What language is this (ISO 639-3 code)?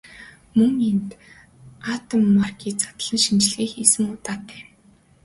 mon